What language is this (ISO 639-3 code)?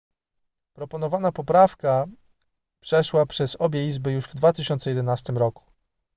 pol